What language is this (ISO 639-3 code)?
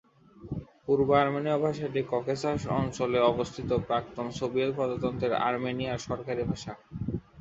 ben